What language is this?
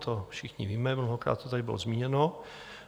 Czech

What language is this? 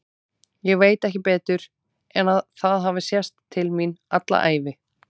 Icelandic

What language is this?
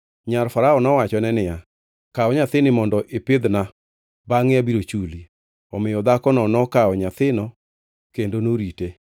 Luo (Kenya and Tanzania)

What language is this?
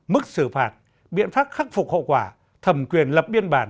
Vietnamese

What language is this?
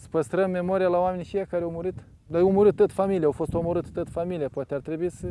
Romanian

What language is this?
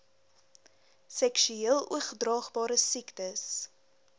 Afrikaans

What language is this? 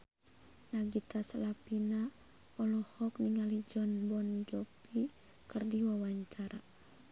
Sundanese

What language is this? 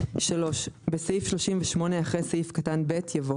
Hebrew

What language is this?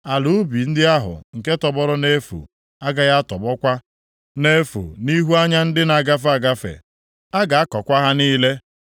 Igbo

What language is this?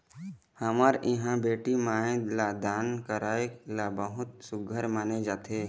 Chhattisgarhi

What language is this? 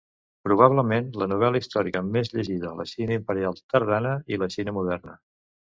Catalan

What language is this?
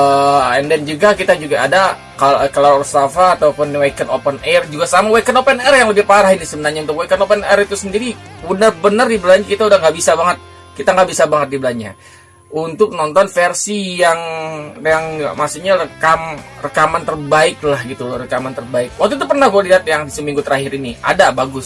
Indonesian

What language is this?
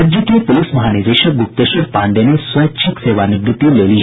Hindi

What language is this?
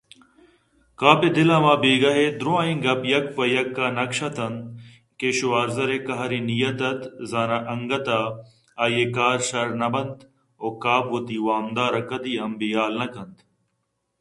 Eastern Balochi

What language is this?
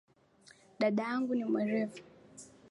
Swahili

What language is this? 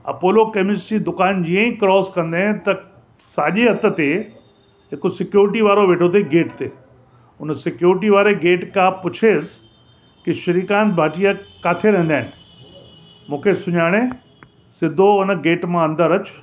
Sindhi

